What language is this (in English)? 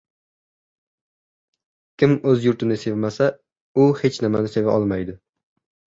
Uzbek